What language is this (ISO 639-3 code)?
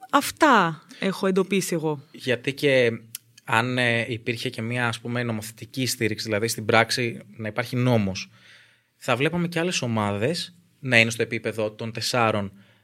ell